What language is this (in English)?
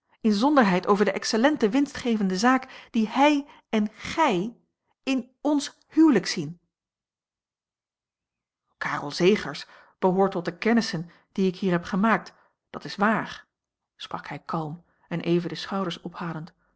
Dutch